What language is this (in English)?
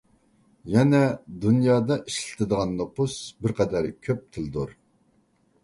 Uyghur